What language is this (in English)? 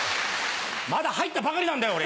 Japanese